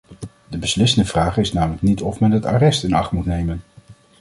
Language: Dutch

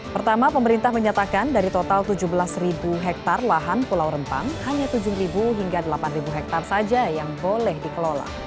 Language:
Indonesian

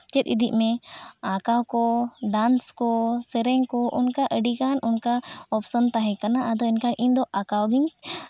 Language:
Santali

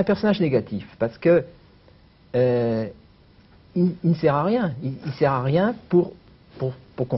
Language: French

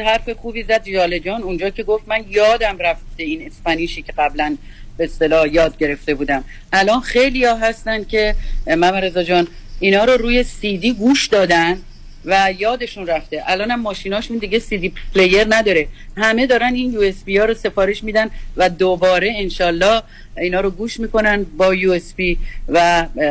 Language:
Persian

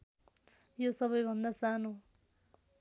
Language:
Nepali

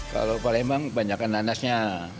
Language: Indonesian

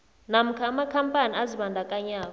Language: South Ndebele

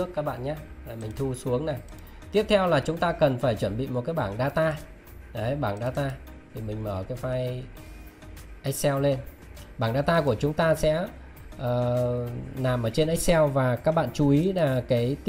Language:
Vietnamese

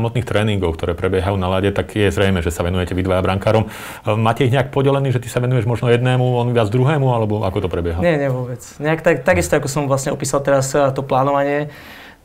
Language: Slovak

